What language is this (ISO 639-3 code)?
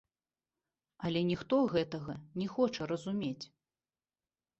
bel